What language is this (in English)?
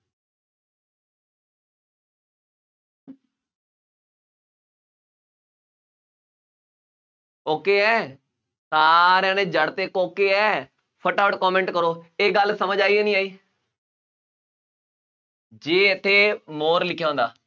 Punjabi